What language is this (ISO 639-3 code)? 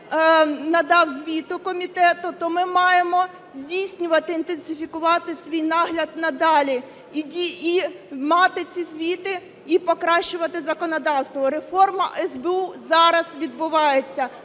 ukr